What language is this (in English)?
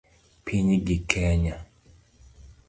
Luo (Kenya and Tanzania)